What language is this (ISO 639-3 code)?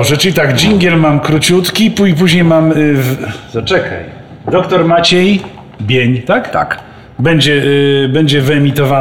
pol